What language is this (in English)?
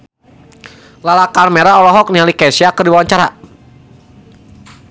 Sundanese